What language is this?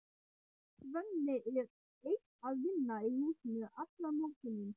Icelandic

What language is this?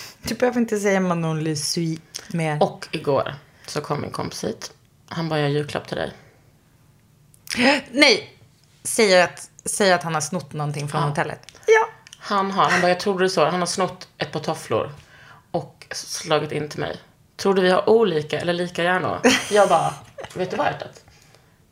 Swedish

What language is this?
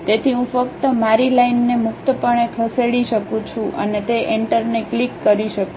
Gujarati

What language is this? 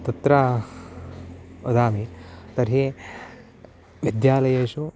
Sanskrit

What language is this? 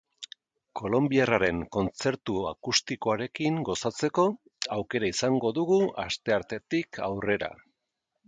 Basque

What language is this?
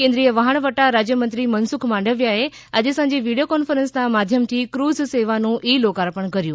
Gujarati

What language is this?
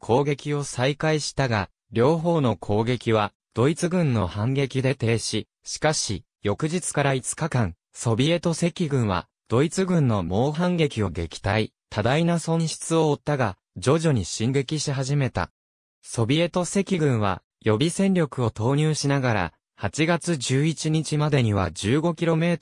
Japanese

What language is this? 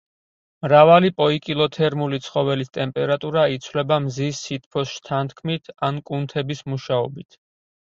Georgian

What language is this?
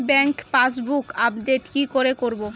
Bangla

